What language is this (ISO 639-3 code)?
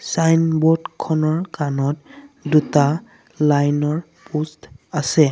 asm